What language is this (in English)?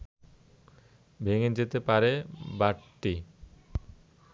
Bangla